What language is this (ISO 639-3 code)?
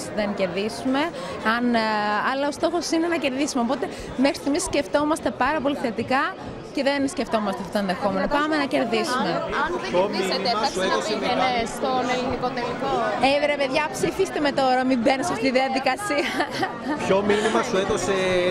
ell